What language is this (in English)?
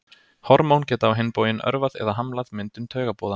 Icelandic